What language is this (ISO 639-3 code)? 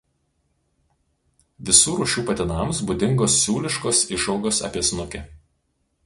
lit